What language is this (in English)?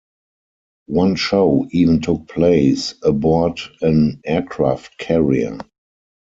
English